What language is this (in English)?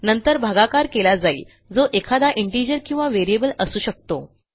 Marathi